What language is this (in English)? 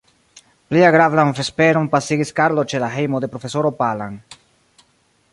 Esperanto